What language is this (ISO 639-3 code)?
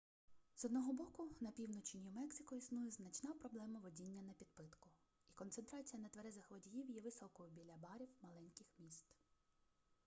ukr